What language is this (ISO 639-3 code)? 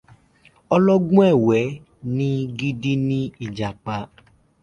yor